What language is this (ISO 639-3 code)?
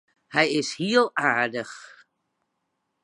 fry